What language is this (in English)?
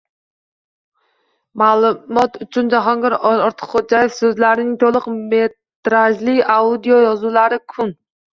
Uzbek